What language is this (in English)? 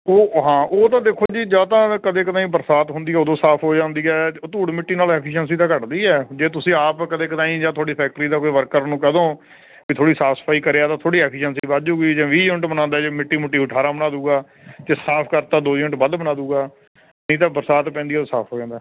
Punjabi